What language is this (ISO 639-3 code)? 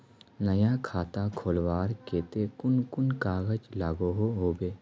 mag